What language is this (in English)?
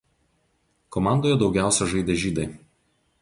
Lithuanian